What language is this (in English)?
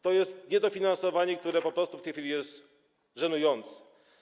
Polish